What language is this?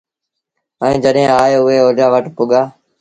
Sindhi Bhil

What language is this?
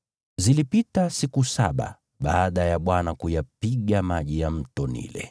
Swahili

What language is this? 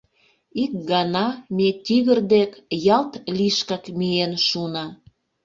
Mari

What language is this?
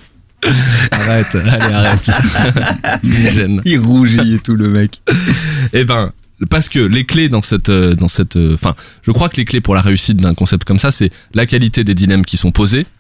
French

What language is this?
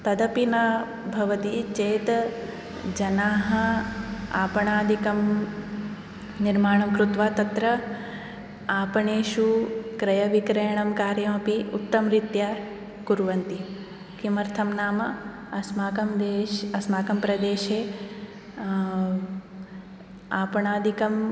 Sanskrit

